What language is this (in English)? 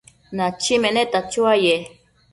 Matsés